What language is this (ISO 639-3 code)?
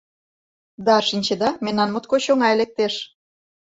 chm